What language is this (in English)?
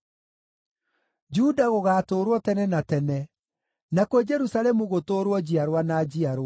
Kikuyu